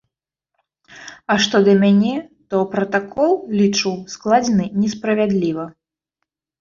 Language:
Belarusian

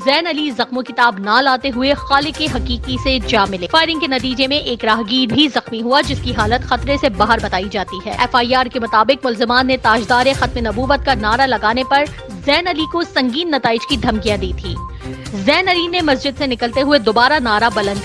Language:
Urdu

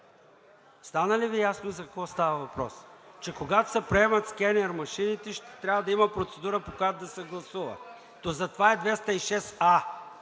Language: Bulgarian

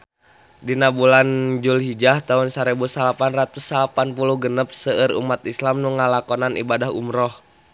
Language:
Sundanese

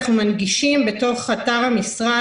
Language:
Hebrew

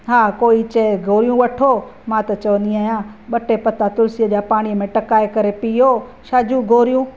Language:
Sindhi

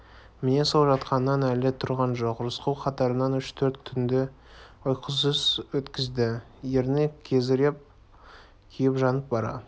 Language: Kazakh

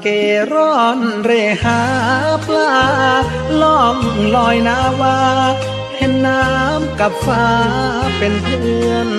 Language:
Thai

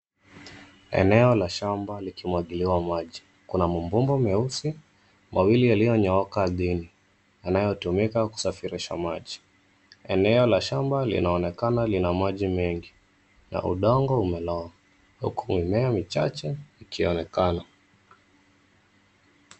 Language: Swahili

